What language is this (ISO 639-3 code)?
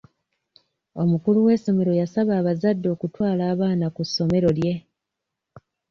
lug